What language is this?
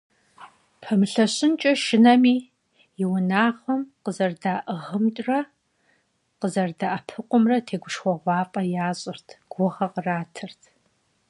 Kabardian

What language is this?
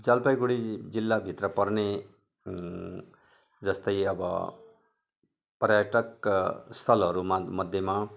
Nepali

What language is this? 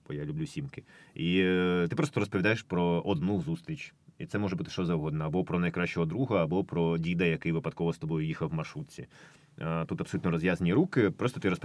Ukrainian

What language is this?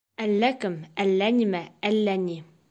Bashkir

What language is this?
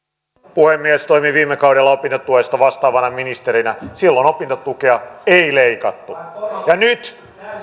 Finnish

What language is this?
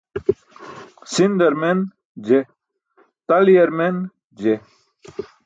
Burushaski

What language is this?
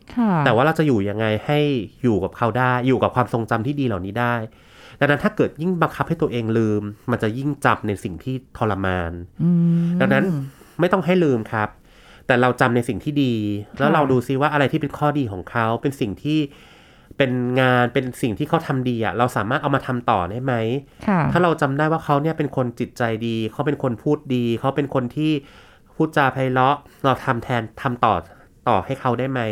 Thai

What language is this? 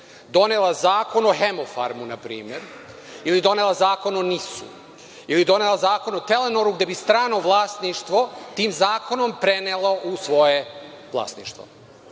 Serbian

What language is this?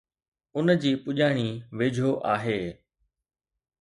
Sindhi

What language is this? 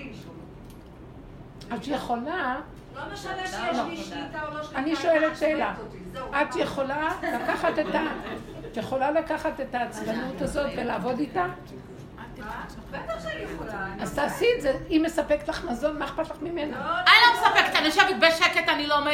Hebrew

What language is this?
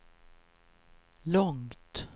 Swedish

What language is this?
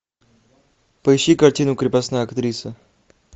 Russian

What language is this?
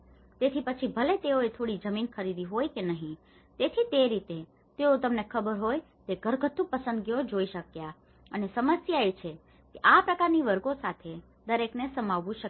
Gujarati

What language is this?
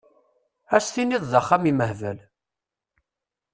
Kabyle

